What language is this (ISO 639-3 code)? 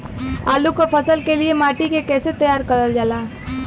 bho